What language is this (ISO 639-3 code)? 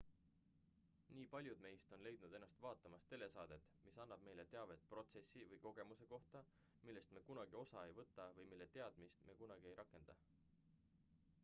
est